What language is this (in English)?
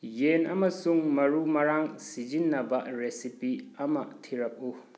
Manipuri